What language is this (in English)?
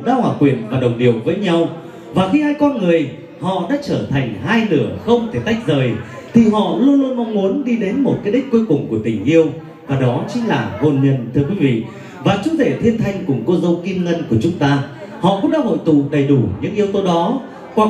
Vietnamese